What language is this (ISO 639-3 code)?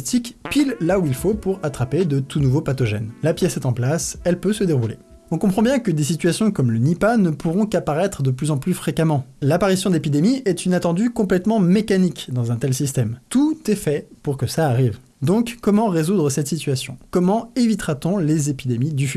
fra